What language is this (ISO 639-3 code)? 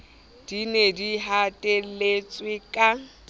sot